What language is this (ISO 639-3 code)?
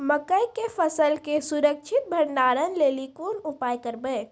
mai